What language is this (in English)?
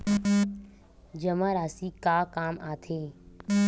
Chhattisgarhi